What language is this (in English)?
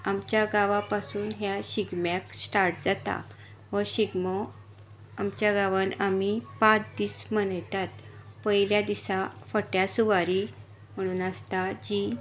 Konkani